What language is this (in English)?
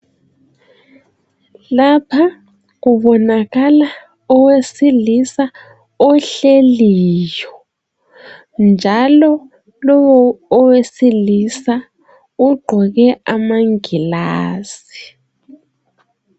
North Ndebele